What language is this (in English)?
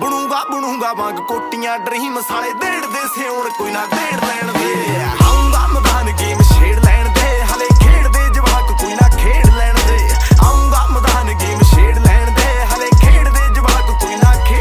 Romanian